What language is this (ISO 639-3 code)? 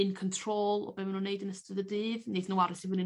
cym